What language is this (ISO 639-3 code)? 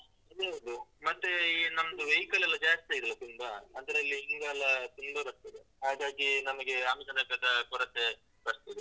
kan